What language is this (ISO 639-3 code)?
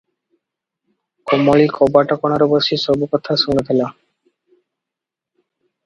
ori